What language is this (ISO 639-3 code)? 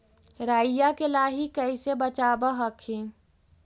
mag